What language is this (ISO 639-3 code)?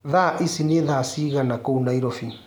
kik